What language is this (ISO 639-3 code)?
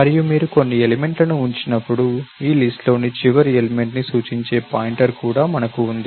tel